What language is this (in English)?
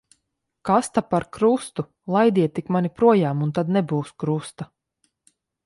Latvian